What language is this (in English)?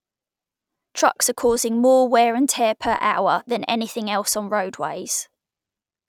English